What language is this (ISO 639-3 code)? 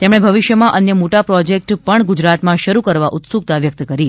guj